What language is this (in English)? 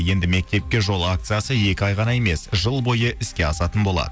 Kazakh